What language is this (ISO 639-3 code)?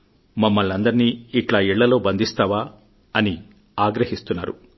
tel